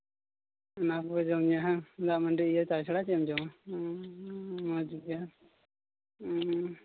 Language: Santali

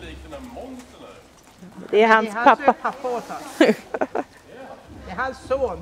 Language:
Swedish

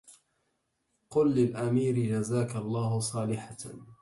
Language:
Arabic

